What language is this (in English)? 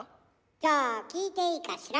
Japanese